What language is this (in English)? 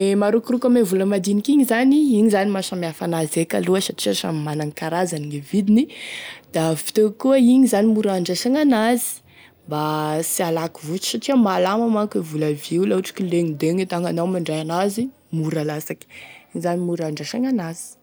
Tesaka Malagasy